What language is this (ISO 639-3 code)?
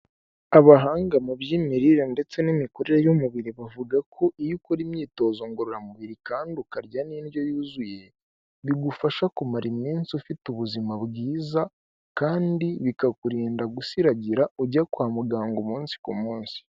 kin